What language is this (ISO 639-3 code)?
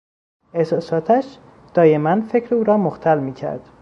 fas